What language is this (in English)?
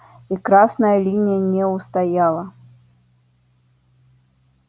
Russian